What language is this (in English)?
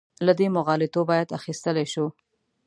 Pashto